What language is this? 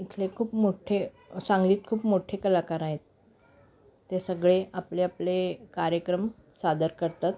Marathi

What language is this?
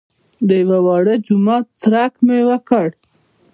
Pashto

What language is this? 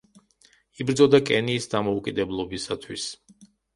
Georgian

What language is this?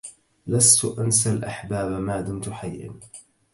Arabic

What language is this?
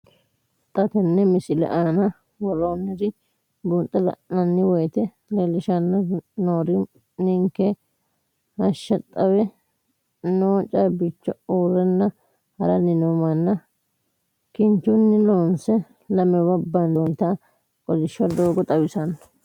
Sidamo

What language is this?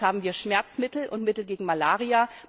German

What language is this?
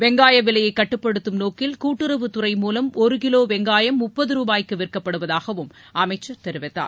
Tamil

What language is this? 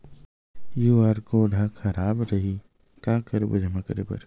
Chhattisgarhi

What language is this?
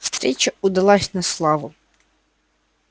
Russian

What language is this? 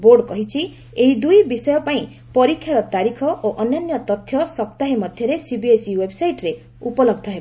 Odia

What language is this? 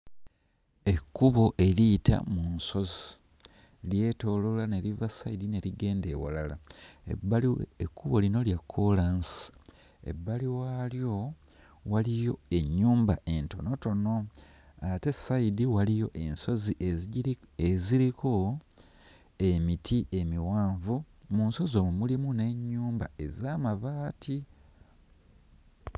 Ganda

